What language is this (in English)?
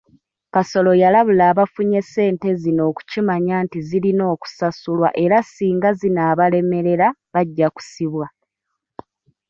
Ganda